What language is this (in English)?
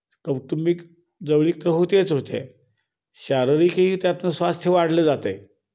Marathi